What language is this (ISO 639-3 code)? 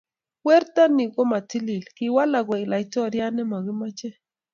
kln